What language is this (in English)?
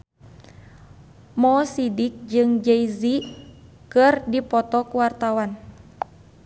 Sundanese